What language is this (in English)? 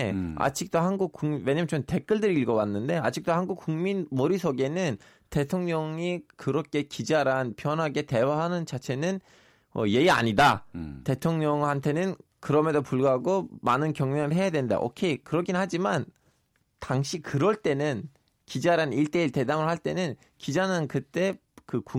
Korean